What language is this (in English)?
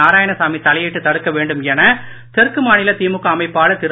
Tamil